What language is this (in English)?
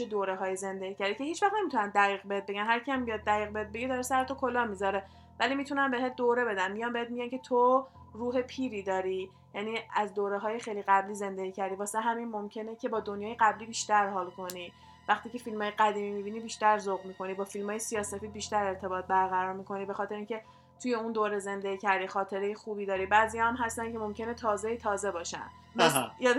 Persian